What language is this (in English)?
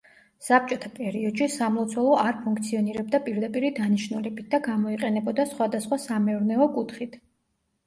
Georgian